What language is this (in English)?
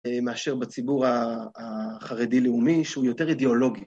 Hebrew